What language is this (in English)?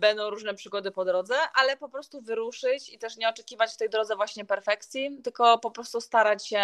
Polish